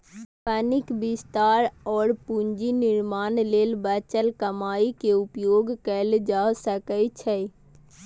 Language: Maithili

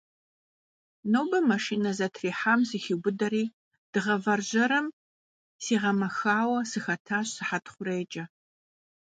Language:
Kabardian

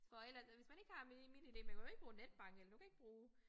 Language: Danish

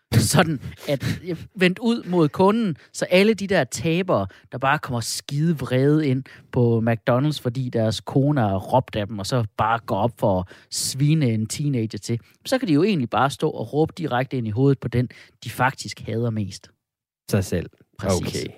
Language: Danish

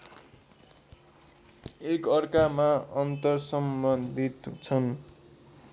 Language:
Nepali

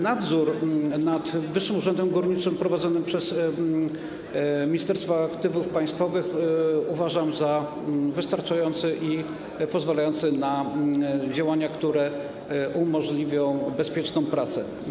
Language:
Polish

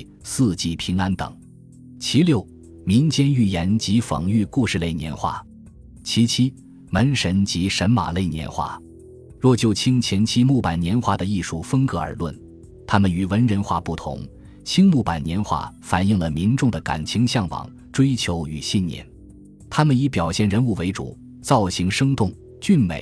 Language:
Chinese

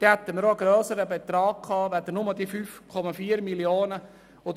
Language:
Swiss German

